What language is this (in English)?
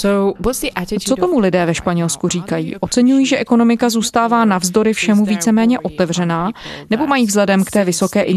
Czech